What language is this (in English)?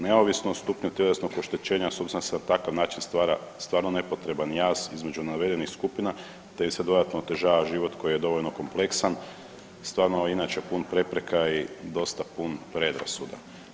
Croatian